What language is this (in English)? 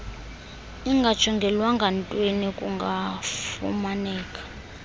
Xhosa